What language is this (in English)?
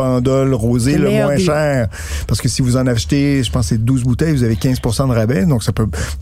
French